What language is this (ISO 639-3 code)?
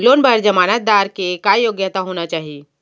hne